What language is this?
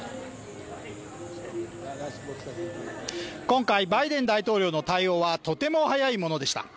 Japanese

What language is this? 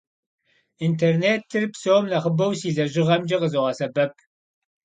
Kabardian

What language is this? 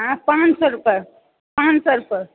Maithili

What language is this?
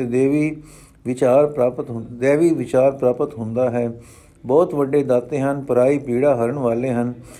Punjabi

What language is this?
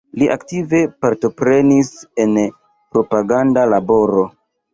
Esperanto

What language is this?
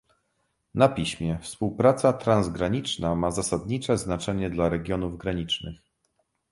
Polish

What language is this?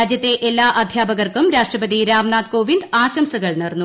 Malayalam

